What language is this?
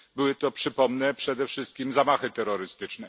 Polish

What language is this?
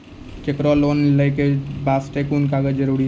Maithili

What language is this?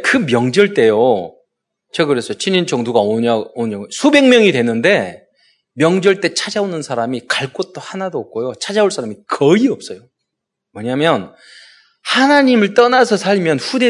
Korean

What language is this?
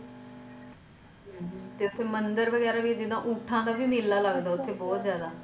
Punjabi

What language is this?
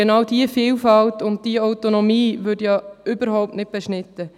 Swiss German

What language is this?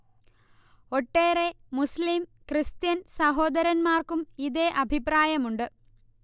Malayalam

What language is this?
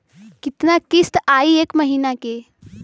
Bhojpuri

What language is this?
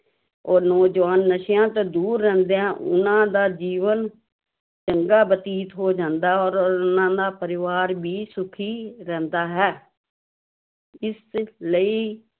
Punjabi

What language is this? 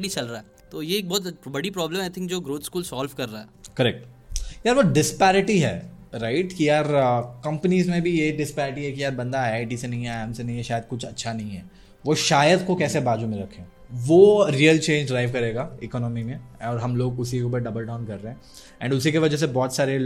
Hindi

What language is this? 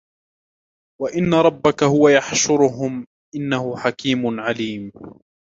Arabic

